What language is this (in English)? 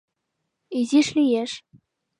Mari